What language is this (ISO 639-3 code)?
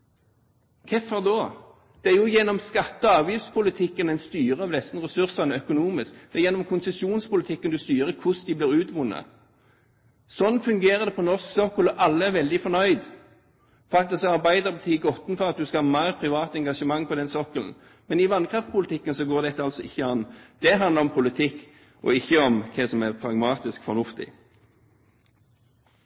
nob